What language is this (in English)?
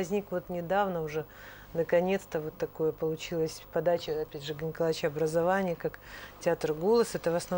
Russian